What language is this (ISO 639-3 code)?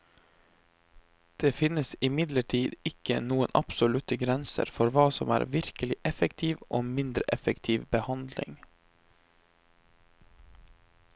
nor